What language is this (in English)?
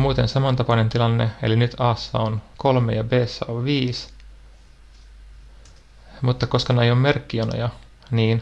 Finnish